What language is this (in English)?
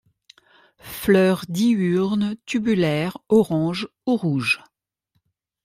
French